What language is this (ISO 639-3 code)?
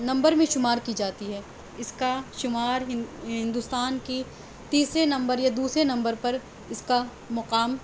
urd